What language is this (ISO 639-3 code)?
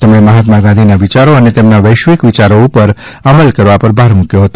guj